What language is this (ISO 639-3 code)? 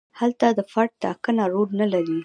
pus